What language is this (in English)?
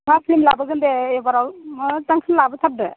Bodo